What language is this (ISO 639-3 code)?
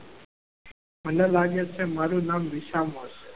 guj